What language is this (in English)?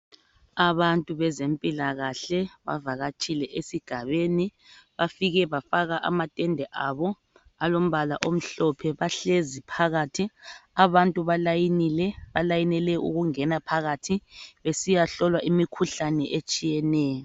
North Ndebele